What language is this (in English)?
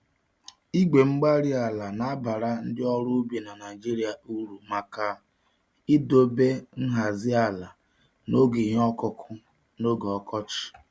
Igbo